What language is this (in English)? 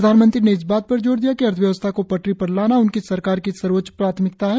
Hindi